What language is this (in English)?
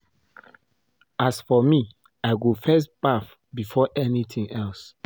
Nigerian Pidgin